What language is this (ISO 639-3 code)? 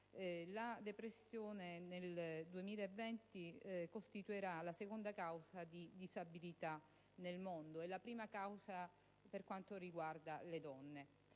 ita